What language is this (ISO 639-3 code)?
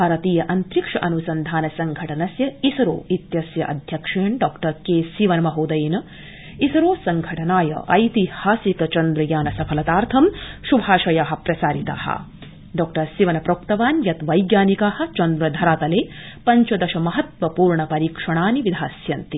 san